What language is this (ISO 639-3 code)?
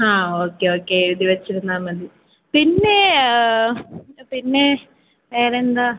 mal